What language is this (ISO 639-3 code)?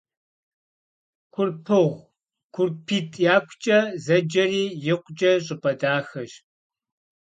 kbd